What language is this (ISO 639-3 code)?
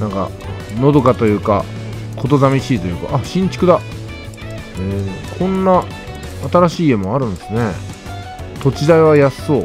jpn